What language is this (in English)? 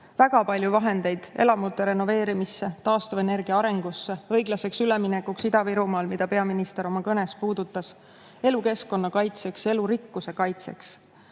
Estonian